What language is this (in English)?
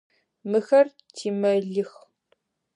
Adyghe